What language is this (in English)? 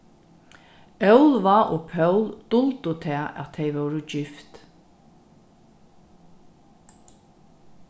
Faroese